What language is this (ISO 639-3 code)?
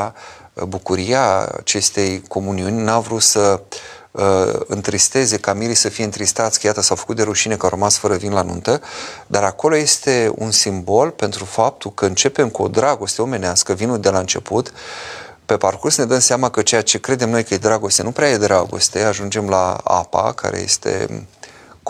ron